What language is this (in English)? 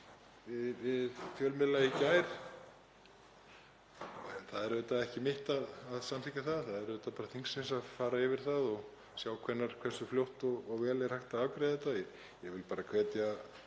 Icelandic